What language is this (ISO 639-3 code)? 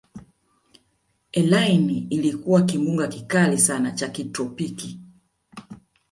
swa